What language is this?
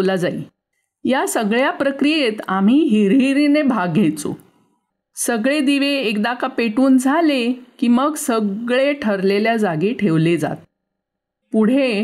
Marathi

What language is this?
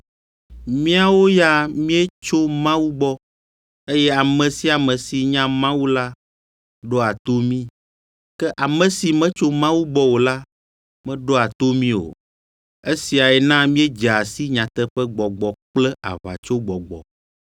Ewe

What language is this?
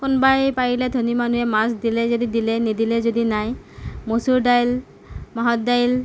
Assamese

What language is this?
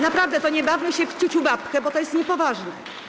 Polish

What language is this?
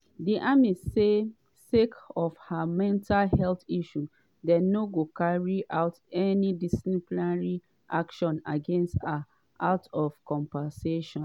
Nigerian Pidgin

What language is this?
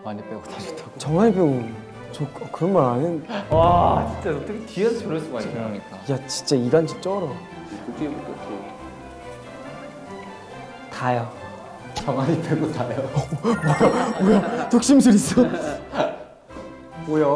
Korean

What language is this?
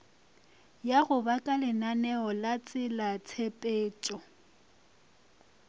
Northern Sotho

